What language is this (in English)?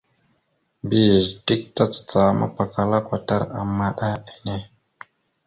Mada (Cameroon)